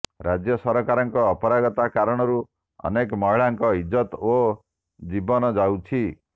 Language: Odia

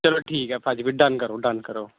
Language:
Punjabi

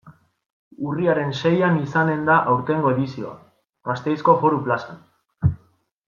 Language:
Basque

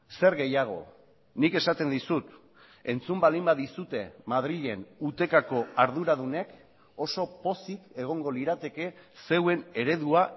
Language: Basque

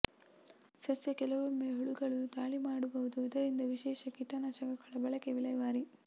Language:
Kannada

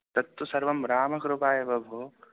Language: Sanskrit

